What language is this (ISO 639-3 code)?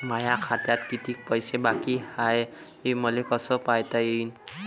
mar